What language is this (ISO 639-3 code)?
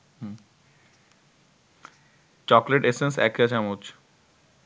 ben